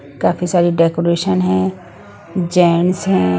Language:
Hindi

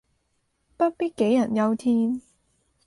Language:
Cantonese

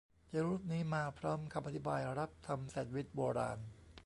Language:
Thai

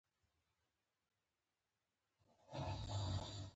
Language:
Pashto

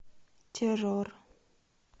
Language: Russian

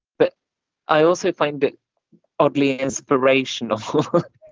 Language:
English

